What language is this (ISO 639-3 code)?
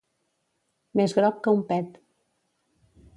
cat